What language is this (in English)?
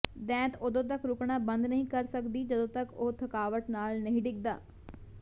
Punjabi